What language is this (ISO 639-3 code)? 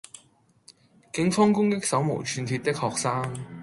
yue